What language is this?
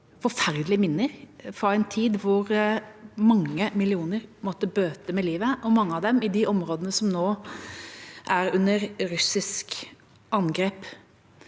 Norwegian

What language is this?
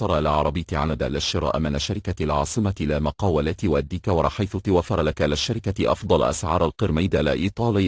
Arabic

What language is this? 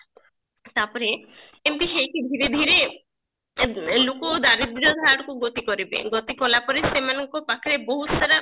Odia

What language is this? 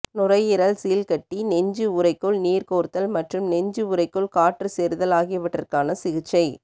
Tamil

